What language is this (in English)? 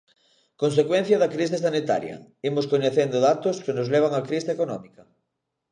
Galician